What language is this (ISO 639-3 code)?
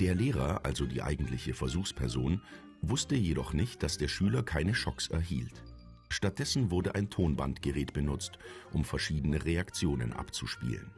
deu